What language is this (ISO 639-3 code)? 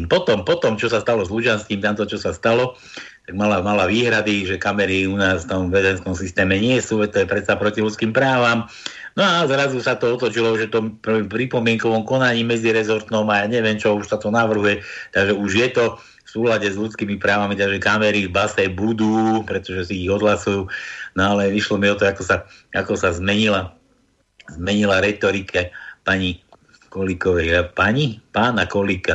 slk